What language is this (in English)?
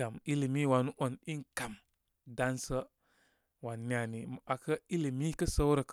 Koma